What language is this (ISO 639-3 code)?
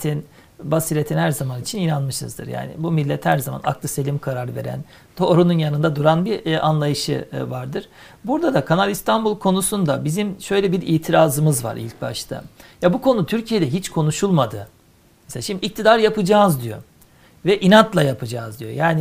tur